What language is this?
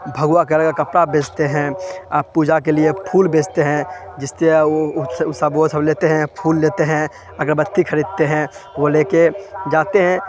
Urdu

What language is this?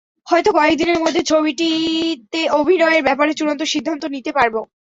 Bangla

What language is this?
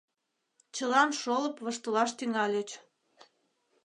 Mari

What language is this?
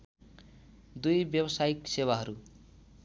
Nepali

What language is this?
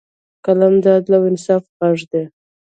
Pashto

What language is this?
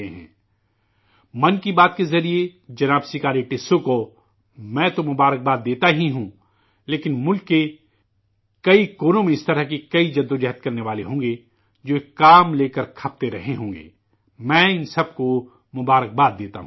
Urdu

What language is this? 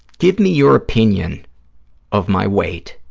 English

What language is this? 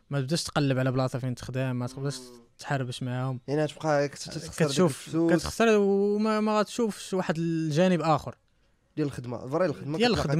Arabic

